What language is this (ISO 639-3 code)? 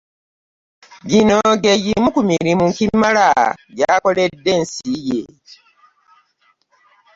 lug